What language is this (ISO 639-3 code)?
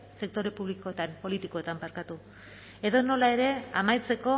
eus